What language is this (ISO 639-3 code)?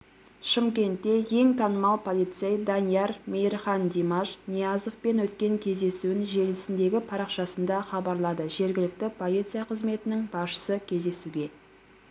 kaz